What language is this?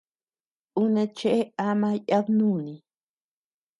Tepeuxila Cuicatec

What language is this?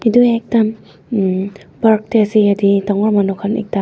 Naga Pidgin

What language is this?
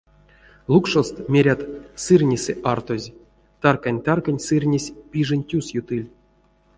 Erzya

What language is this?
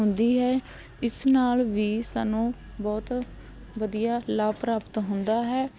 Punjabi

